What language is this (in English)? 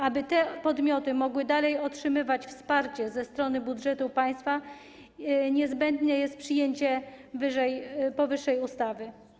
Polish